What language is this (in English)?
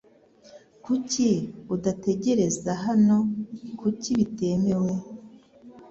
Kinyarwanda